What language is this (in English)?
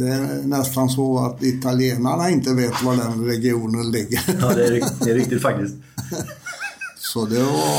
Swedish